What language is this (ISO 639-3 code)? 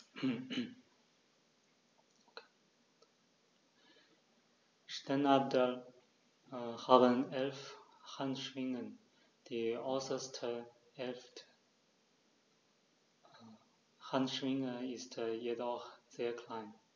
deu